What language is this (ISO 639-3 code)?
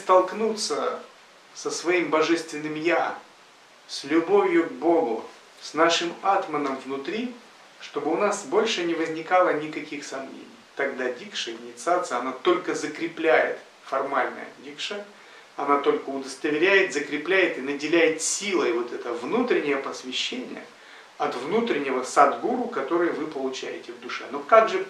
rus